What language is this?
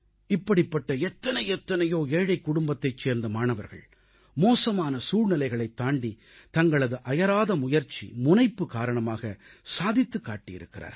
Tamil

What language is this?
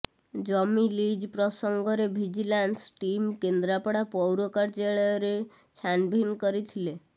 Odia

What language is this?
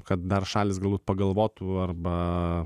Lithuanian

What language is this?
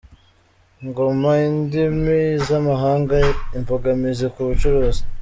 Kinyarwanda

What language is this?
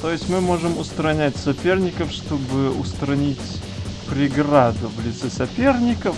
Russian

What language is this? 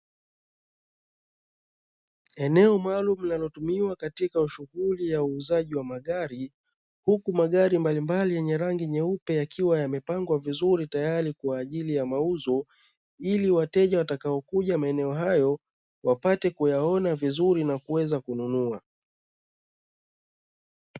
Swahili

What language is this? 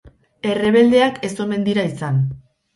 Basque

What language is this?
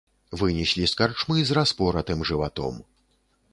Belarusian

